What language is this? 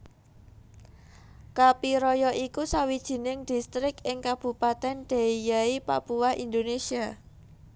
Javanese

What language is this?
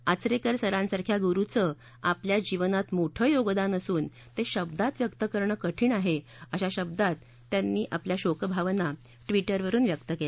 Marathi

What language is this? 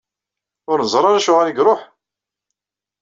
Kabyle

